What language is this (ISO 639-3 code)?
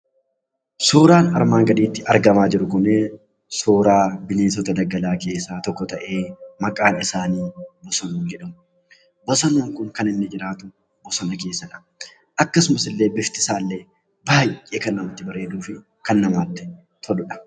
orm